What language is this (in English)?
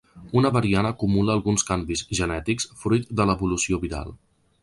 Catalan